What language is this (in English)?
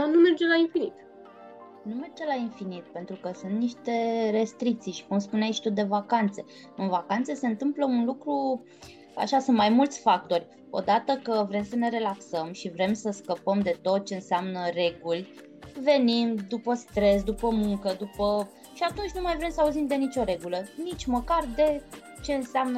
Romanian